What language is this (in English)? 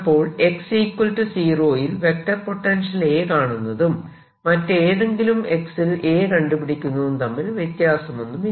Malayalam